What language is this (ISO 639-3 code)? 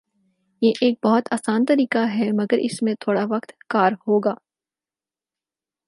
urd